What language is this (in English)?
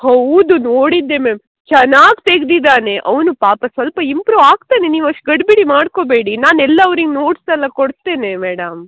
Kannada